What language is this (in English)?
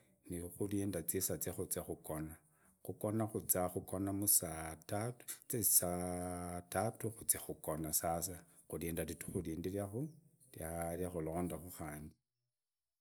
Idakho-Isukha-Tiriki